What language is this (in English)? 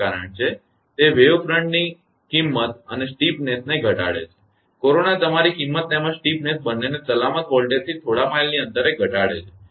Gujarati